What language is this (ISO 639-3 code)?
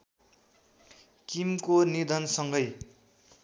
nep